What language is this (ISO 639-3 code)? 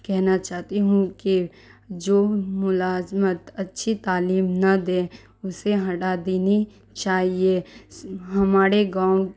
urd